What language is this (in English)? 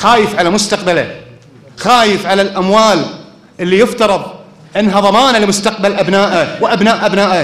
Arabic